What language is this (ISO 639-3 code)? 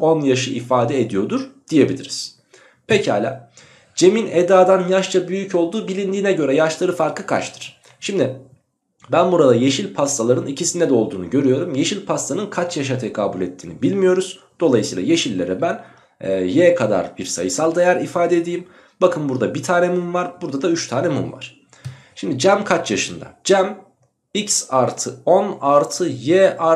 tur